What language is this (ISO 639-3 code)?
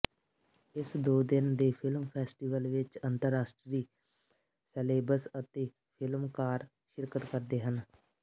pan